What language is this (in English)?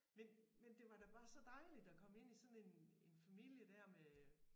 Danish